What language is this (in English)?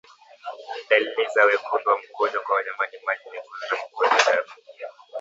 Swahili